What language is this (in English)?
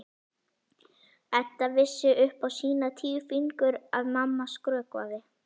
Icelandic